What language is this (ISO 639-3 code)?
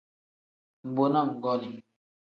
kdh